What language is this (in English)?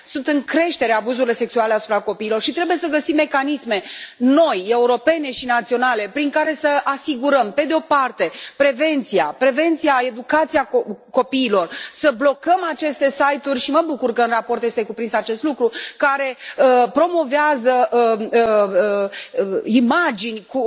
Romanian